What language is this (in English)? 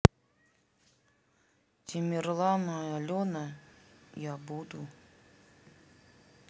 Russian